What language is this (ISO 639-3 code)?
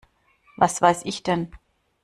deu